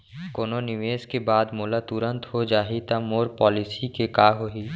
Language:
Chhattisgarhi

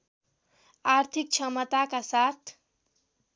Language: Nepali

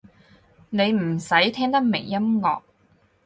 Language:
Cantonese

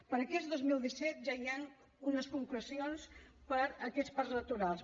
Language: Catalan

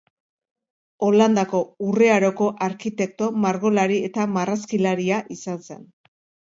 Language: Basque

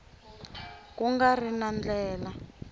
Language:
Tsonga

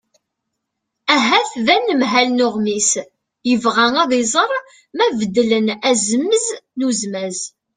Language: Kabyle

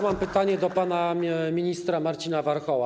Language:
Polish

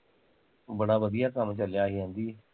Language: Punjabi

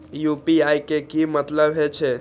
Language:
Maithili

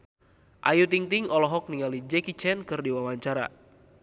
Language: Sundanese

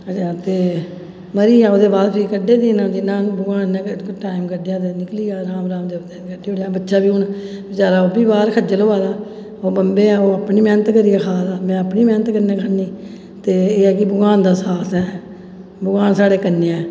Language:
Dogri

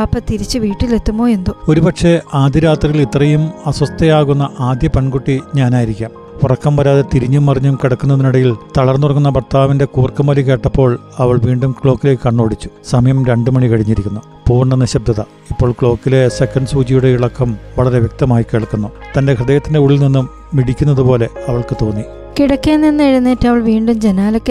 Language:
Malayalam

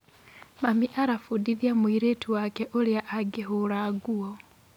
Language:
Kikuyu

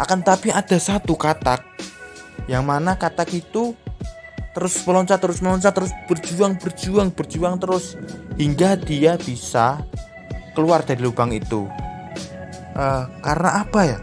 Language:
Indonesian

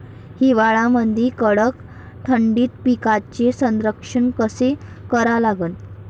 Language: Marathi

